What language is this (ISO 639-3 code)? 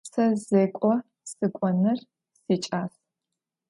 ady